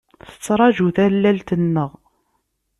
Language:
Kabyle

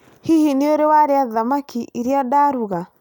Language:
Kikuyu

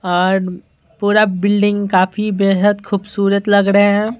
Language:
Hindi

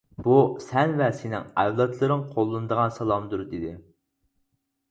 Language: Uyghur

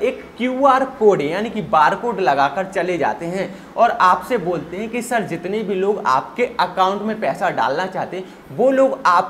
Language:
Hindi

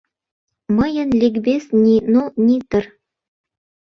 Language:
Mari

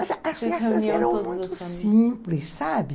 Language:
Portuguese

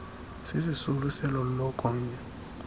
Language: Xhosa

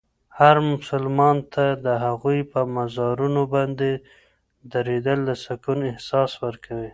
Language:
Pashto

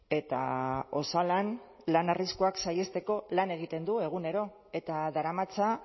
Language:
Basque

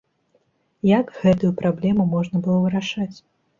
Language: Belarusian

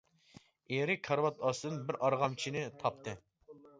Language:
Uyghur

